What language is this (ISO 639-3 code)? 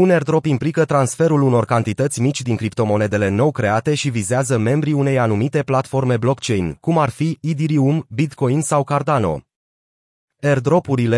ron